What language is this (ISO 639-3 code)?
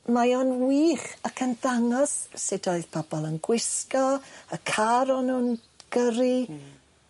cym